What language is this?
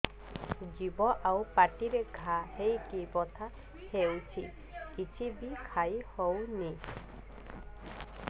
Odia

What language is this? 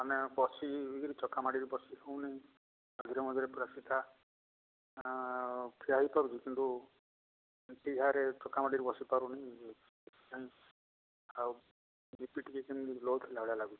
Odia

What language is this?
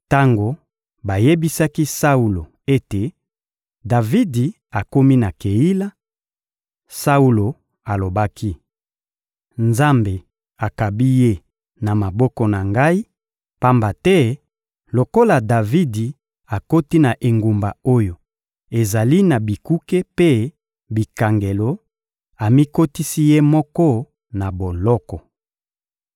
Lingala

